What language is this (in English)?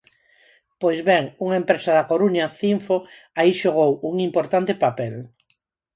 Galician